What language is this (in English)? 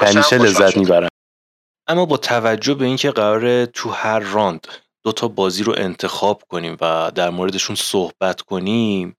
Persian